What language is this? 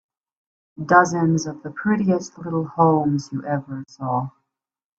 English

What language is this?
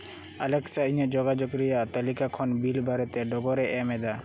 Santali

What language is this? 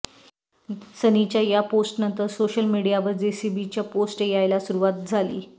Marathi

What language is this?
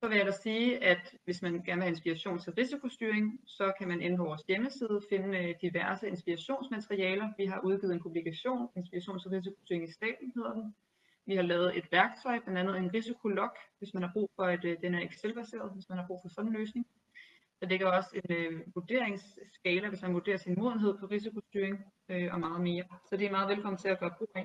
Danish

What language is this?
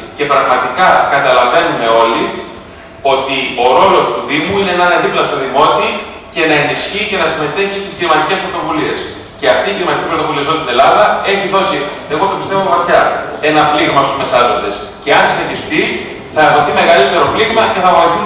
Greek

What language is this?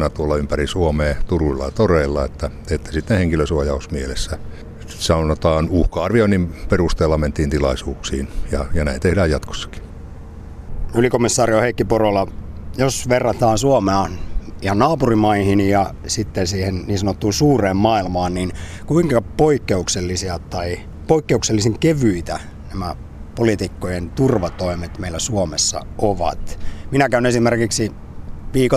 Finnish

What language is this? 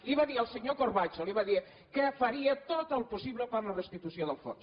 Catalan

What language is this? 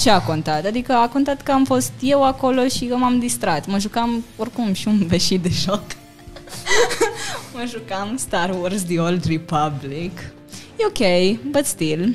Romanian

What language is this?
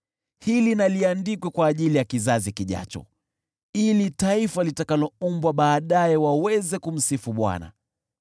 Swahili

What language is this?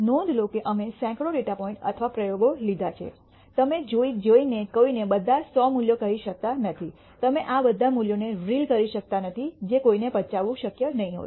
Gujarati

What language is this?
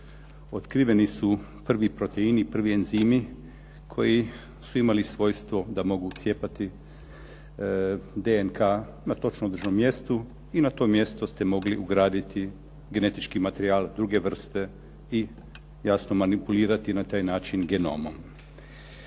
Croatian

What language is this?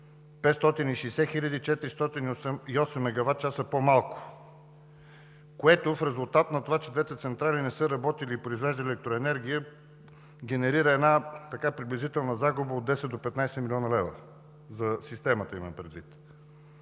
Bulgarian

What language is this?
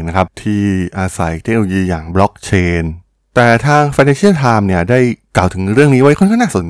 Thai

